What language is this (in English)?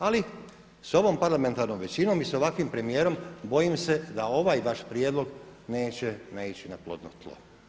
Croatian